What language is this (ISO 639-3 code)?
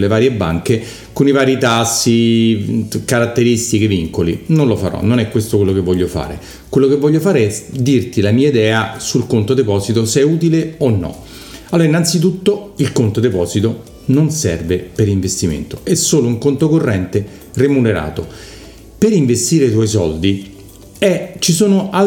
ita